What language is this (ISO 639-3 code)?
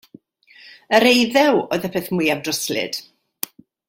cym